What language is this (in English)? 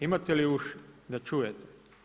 Croatian